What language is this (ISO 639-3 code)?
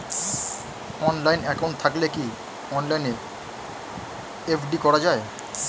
ben